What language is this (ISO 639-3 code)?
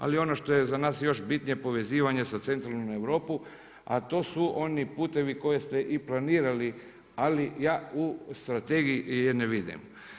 hrv